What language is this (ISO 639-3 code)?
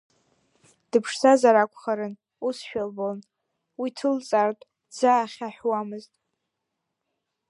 abk